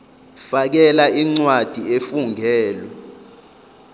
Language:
Zulu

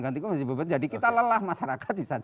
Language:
Indonesian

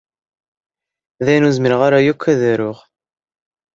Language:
Kabyle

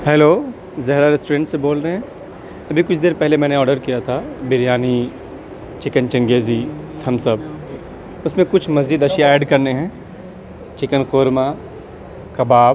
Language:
Urdu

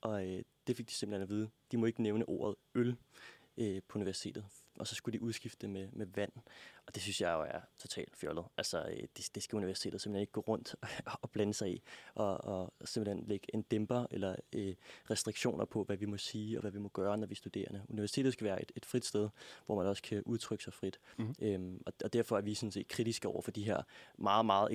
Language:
Danish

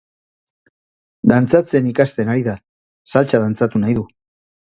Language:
Basque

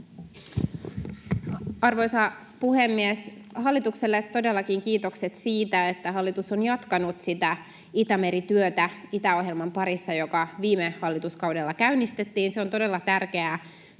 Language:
Finnish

